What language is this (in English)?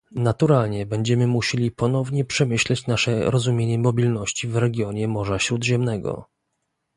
Polish